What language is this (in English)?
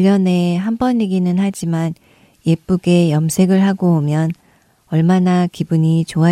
Korean